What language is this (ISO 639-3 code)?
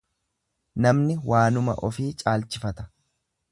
orm